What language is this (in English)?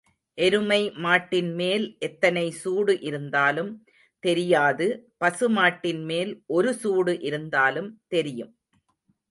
Tamil